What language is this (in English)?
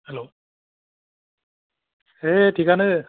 Bodo